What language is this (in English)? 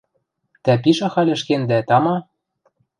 Western Mari